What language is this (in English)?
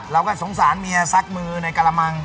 Thai